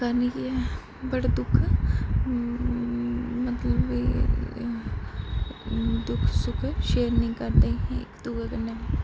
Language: Dogri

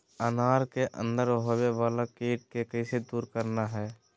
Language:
Magahi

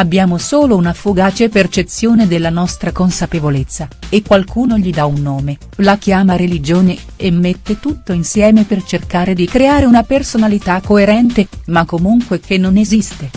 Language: Italian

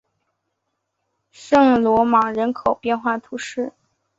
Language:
Chinese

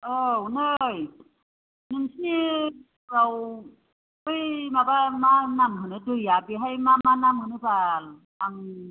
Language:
Bodo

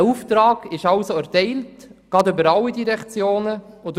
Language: Swiss German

